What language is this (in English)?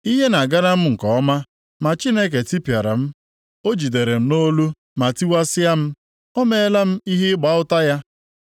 Igbo